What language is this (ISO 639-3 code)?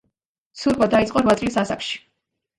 kat